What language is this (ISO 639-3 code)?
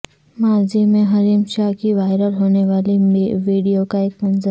urd